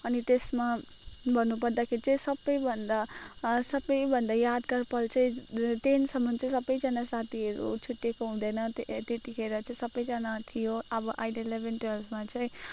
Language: Nepali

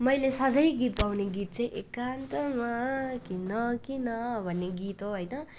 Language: Nepali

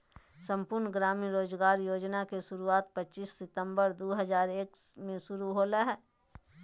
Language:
Magahi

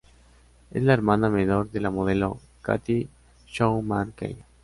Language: Spanish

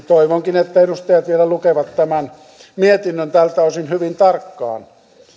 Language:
Finnish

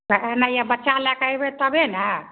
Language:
Maithili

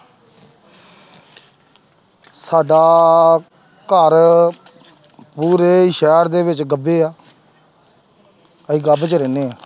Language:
Punjabi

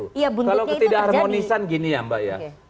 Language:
Indonesian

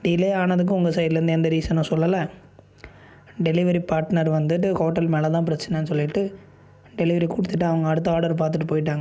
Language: Tamil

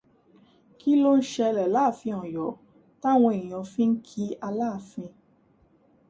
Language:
Yoruba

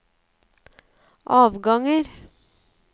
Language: Norwegian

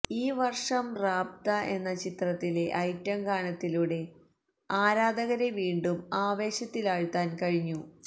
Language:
Malayalam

